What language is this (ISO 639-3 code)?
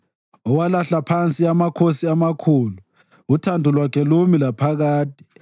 nde